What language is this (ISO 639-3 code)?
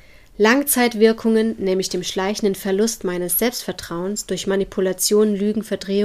deu